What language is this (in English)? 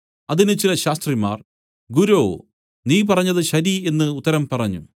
Malayalam